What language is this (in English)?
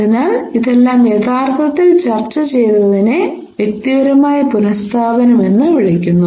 Malayalam